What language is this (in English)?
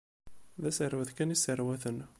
Kabyle